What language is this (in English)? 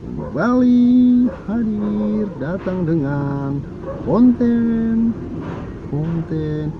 Indonesian